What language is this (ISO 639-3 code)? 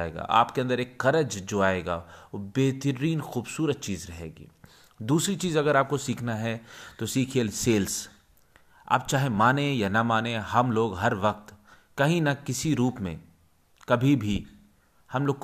hin